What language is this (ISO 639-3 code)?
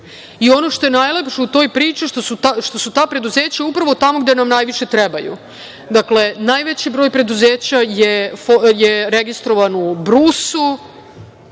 srp